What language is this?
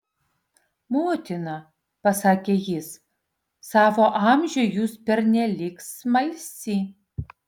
Lithuanian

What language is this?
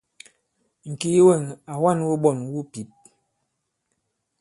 Bankon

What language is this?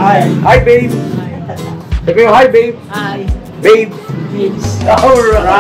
Filipino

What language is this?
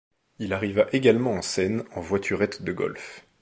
French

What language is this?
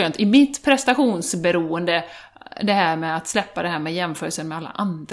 Swedish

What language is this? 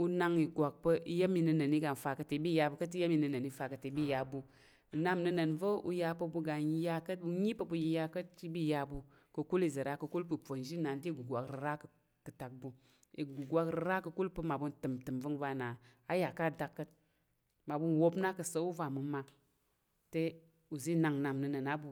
Tarok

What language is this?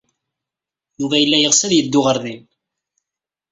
Kabyle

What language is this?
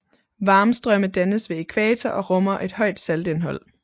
Danish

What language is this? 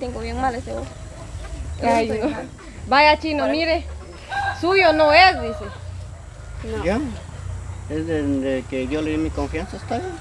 Spanish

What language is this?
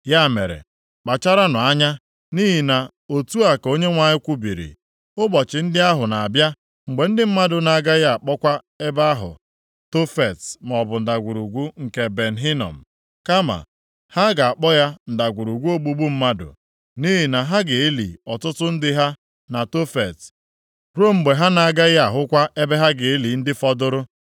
Igbo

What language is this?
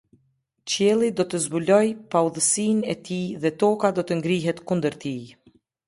Albanian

